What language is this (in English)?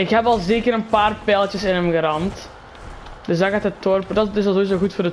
Dutch